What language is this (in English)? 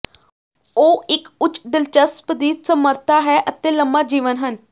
Punjabi